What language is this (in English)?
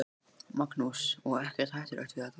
Icelandic